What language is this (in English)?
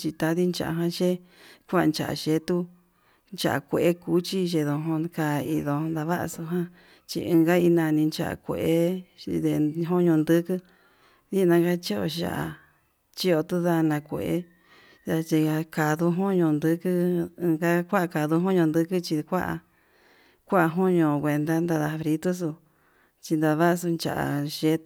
Yutanduchi Mixtec